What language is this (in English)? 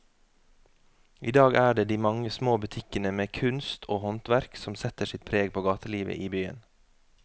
Norwegian